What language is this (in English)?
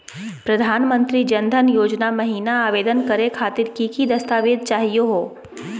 Magahi